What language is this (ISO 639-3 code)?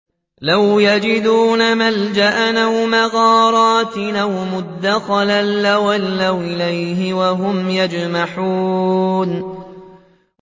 ara